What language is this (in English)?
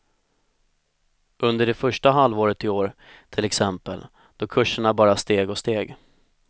Swedish